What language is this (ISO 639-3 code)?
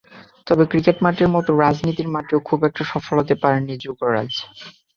ben